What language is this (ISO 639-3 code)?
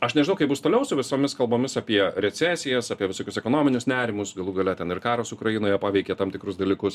lit